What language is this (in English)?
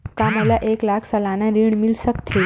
Chhattisgarhi